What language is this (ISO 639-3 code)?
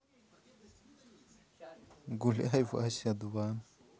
rus